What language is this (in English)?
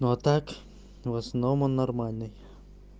Russian